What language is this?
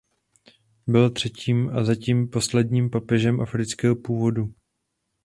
Czech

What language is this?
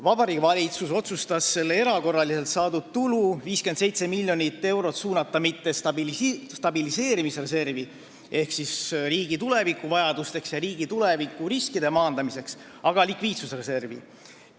Estonian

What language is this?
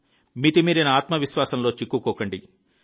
Telugu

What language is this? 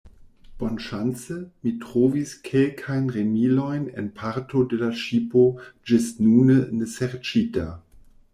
Esperanto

